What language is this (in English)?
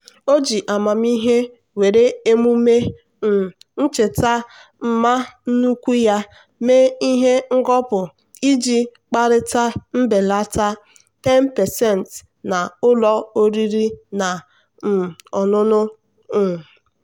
Igbo